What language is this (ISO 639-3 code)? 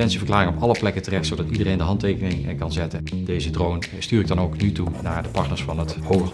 nld